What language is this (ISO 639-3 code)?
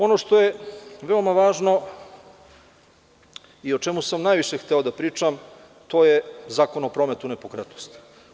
srp